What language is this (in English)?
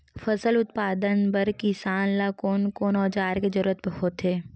Chhattisgarhi